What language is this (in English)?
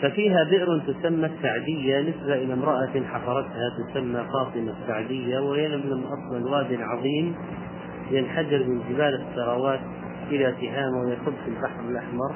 Arabic